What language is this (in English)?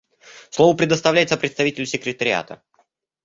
Russian